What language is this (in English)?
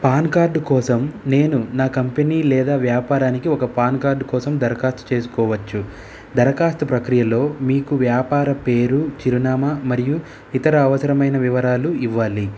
Telugu